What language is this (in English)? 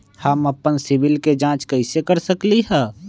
Magahi